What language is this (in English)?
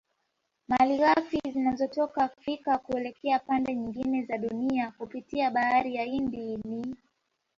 Swahili